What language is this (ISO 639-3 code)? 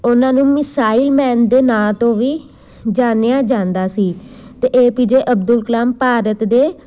pan